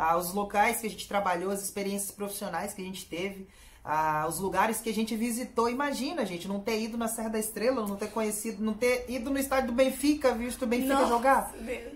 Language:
Portuguese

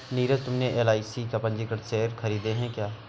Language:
Hindi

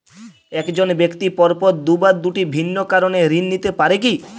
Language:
Bangla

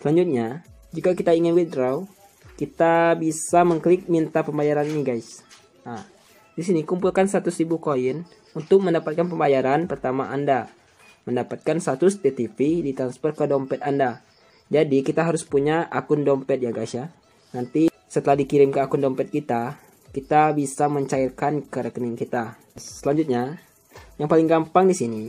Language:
Indonesian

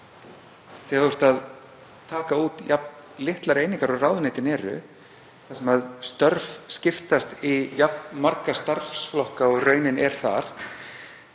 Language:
Icelandic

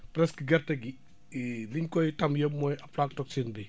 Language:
Wolof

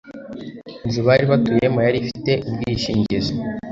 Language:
Kinyarwanda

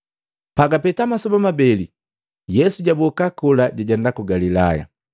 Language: Matengo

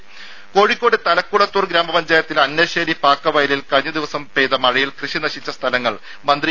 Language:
Malayalam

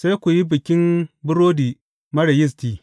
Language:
Hausa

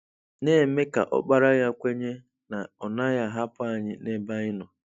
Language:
Igbo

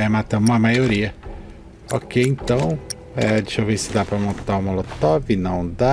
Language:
Portuguese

